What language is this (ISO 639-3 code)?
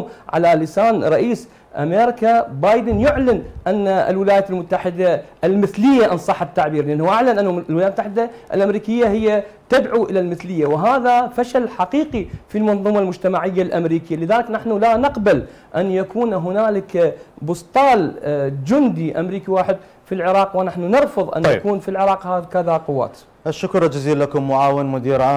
ara